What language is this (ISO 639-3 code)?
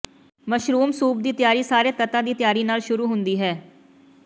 pan